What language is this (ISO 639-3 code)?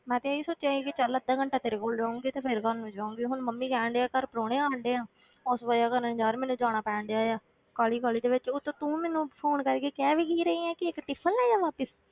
pan